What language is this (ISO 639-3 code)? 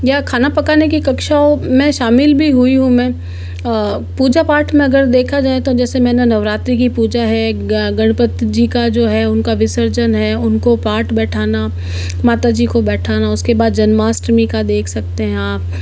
hin